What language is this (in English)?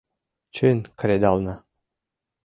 Mari